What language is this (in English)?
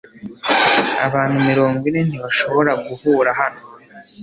Kinyarwanda